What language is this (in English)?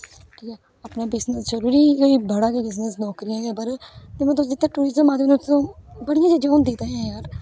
Dogri